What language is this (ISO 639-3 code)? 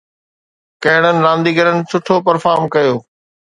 snd